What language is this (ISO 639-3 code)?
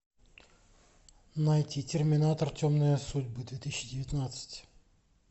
rus